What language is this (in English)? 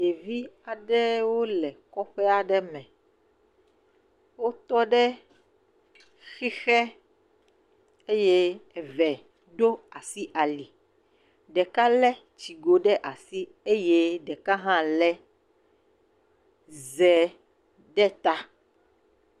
Ewe